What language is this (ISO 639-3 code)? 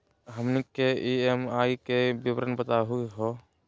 mag